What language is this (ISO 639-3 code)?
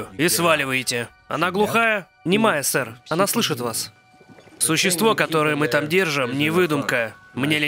rus